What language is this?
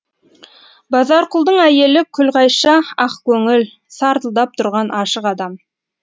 Kazakh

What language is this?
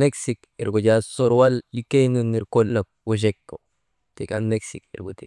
Maba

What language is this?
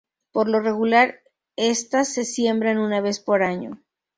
Spanish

